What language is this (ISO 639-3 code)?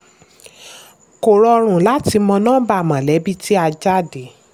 yor